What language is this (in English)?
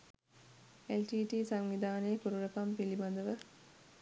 Sinhala